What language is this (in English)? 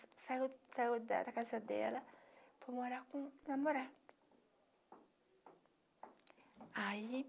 Portuguese